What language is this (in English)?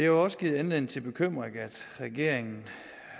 Danish